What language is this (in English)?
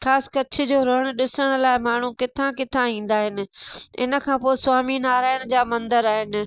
Sindhi